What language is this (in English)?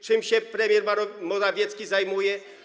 Polish